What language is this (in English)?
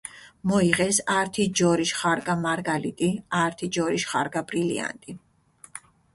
Mingrelian